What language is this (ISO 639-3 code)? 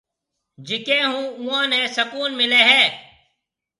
mve